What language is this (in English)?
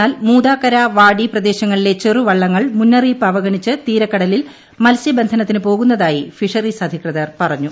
Malayalam